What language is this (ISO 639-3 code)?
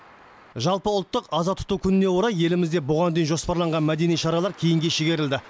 kaz